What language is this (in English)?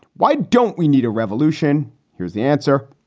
English